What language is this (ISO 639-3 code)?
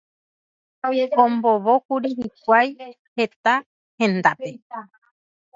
grn